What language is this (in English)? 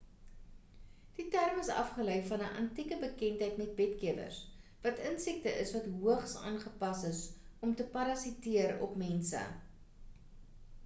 Afrikaans